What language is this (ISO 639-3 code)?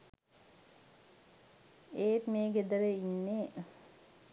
sin